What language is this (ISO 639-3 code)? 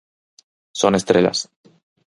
glg